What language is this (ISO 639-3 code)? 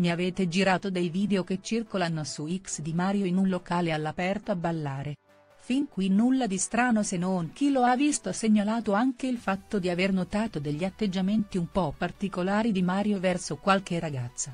ita